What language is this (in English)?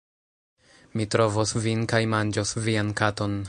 Esperanto